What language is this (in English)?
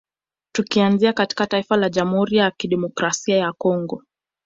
Swahili